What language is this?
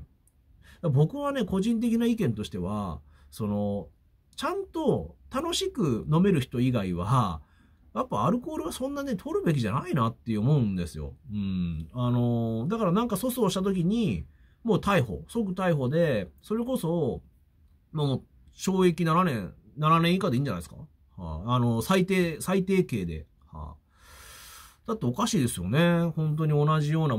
Japanese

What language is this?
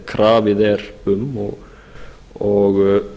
Icelandic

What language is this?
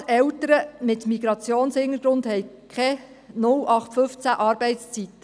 Swiss German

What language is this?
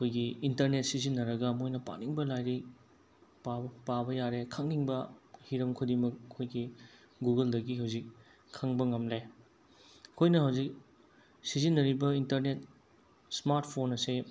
Manipuri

